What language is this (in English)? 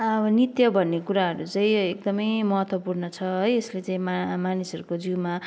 Nepali